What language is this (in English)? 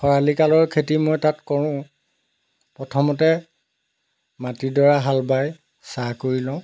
Assamese